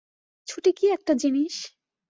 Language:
Bangla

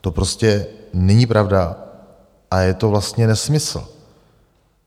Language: Czech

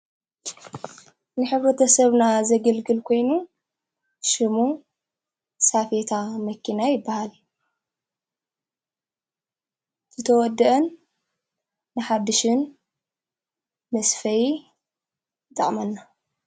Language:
Tigrinya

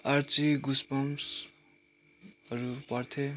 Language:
Nepali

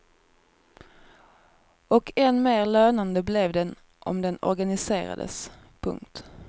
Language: Swedish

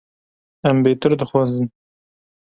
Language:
Kurdish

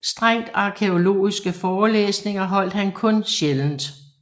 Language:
Danish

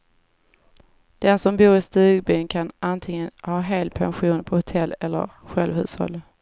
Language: Swedish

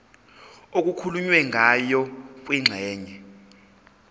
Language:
Zulu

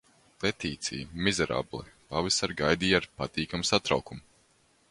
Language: Latvian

